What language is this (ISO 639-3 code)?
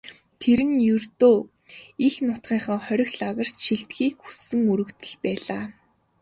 mon